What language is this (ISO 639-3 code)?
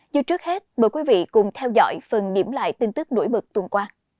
vie